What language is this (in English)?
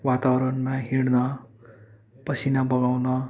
Nepali